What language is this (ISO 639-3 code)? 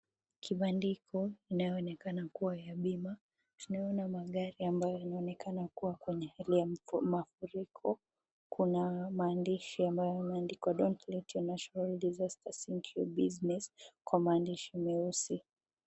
swa